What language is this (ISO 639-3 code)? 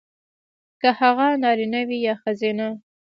pus